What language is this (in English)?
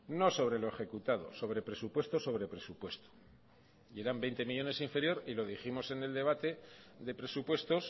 Spanish